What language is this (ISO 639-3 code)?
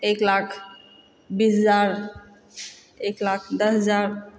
mai